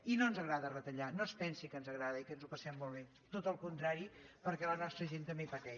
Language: Catalan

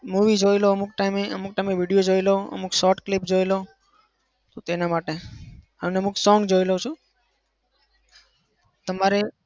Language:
Gujarati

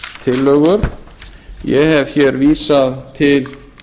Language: Icelandic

